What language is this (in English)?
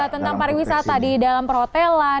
Indonesian